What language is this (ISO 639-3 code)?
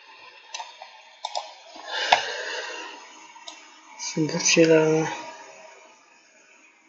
tur